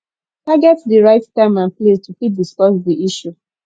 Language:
Nigerian Pidgin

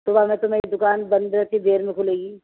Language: Urdu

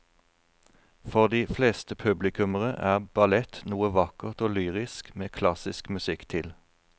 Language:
Norwegian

